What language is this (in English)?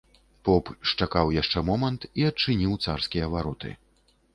Belarusian